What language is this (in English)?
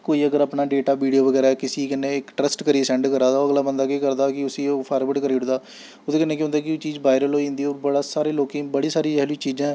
Dogri